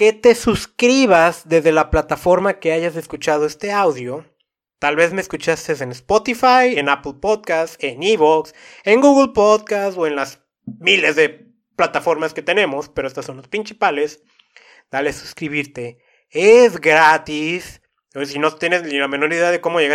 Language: Spanish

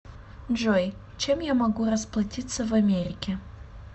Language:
Russian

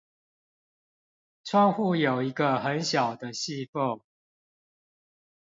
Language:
Chinese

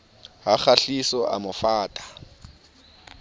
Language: Southern Sotho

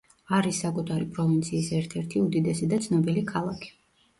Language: Georgian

